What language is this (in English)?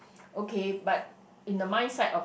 English